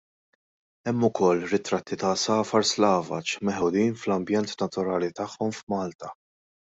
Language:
Maltese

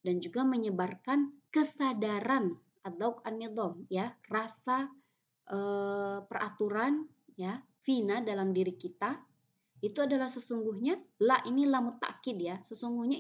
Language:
Indonesian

